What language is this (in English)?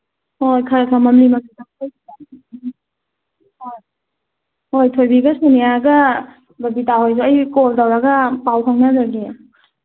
Manipuri